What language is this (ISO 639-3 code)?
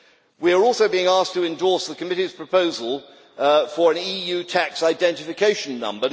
eng